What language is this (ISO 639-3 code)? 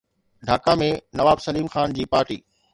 snd